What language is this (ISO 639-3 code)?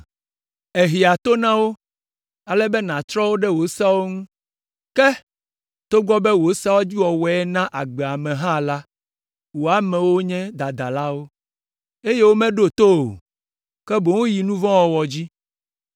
ewe